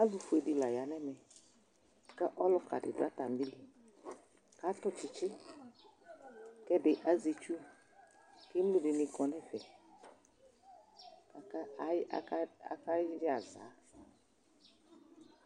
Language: Ikposo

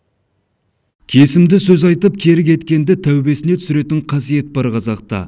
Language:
Kazakh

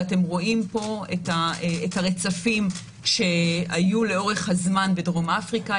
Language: Hebrew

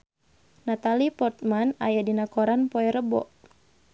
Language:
Sundanese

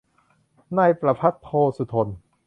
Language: Thai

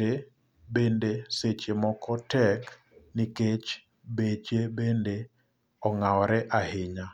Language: Luo (Kenya and Tanzania)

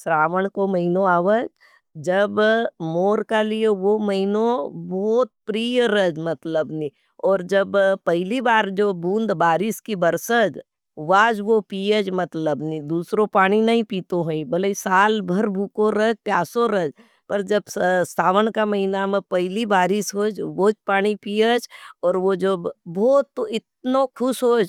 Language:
Nimadi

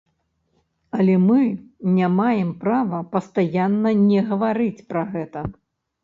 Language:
Belarusian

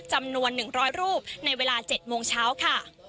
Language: Thai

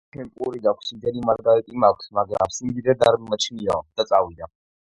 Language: Georgian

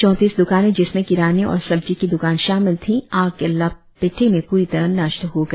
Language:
Hindi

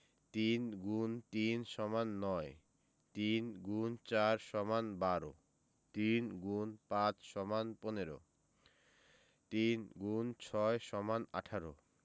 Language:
Bangla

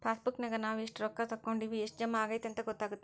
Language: Kannada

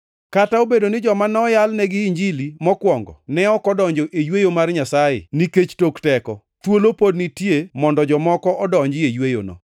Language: Luo (Kenya and Tanzania)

